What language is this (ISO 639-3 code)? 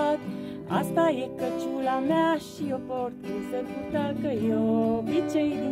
ron